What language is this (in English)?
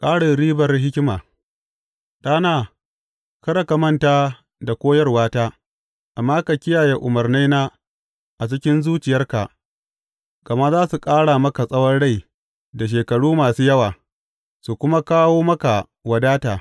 Hausa